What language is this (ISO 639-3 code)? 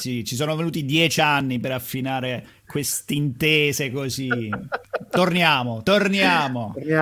ita